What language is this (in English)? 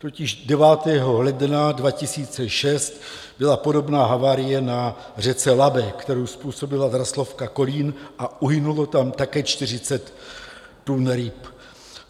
Czech